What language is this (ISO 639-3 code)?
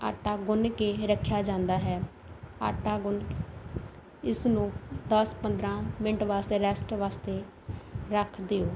pan